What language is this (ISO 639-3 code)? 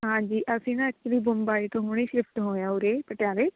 pan